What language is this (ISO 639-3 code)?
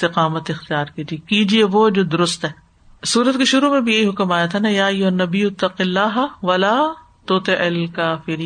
urd